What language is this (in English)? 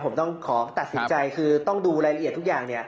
Thai